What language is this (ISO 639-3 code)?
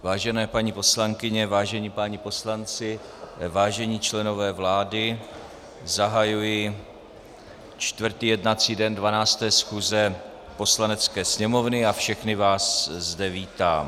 ces